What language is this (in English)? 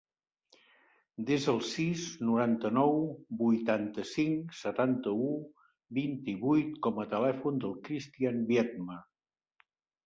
Catalan